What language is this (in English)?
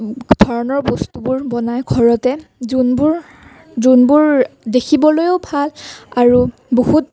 Assamese